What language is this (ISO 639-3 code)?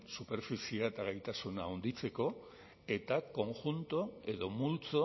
eus